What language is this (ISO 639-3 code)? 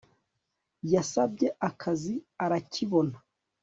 kin